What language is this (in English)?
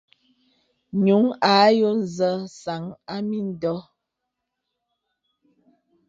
Bebele